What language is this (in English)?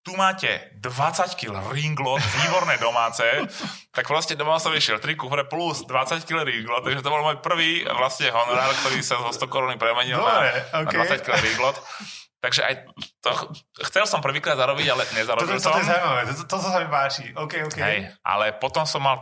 Slovak